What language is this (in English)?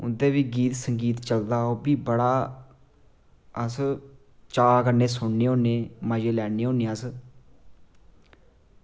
Dogri